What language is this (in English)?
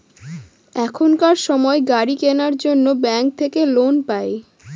Bangla